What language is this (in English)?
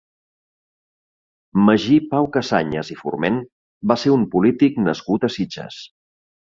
Catalan